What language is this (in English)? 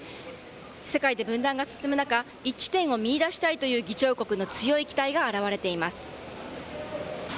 Japanese